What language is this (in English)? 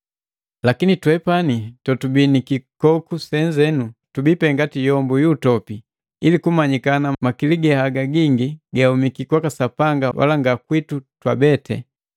Matengo